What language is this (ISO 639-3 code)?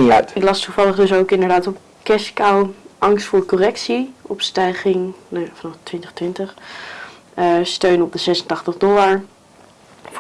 nld